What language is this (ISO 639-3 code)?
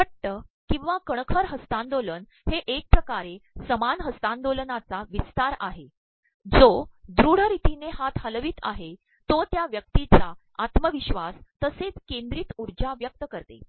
mar